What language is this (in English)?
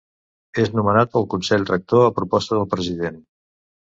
Catalan